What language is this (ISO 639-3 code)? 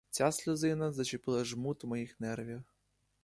ukr